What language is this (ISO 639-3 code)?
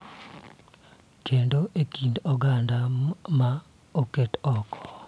luo